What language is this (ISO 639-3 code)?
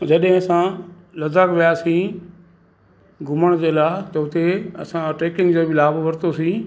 snd